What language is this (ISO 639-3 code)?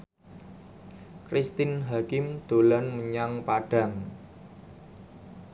jav